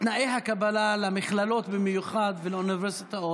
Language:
Hebrew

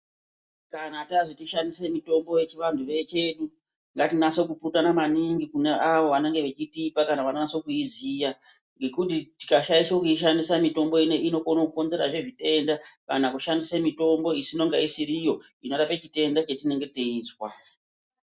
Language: Ndau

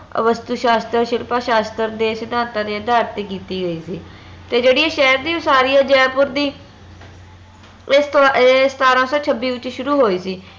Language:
Punjabi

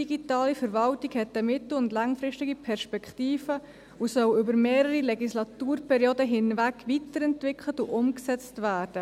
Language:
Swiss German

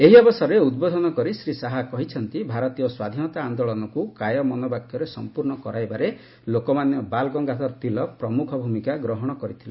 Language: Odia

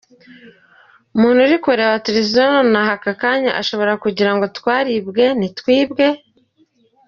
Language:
Kinyarwanda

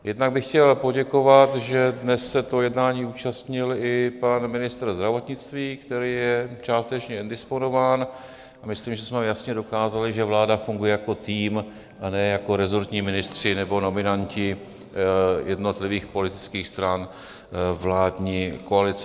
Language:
Czech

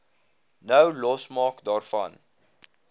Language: Afrikaans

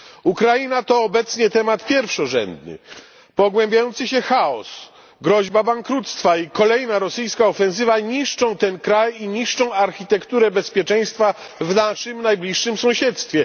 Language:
Polish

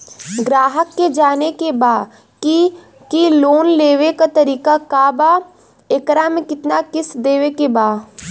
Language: Bhojpuri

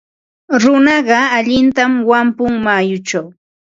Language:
Ambo-Pasco Quechua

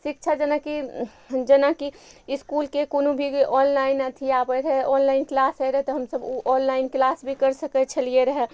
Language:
Maithili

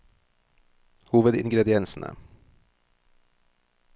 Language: Norwegian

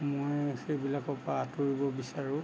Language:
Assamese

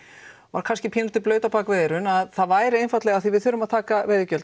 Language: Icelandic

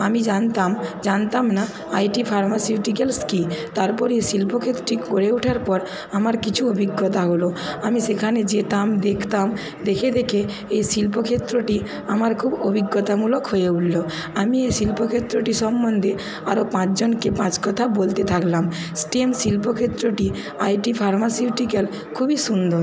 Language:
Bangla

